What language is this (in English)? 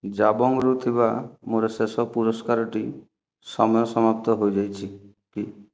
Odia